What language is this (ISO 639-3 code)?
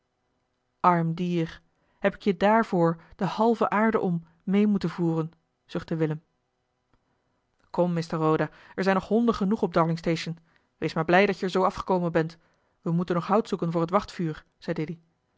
nld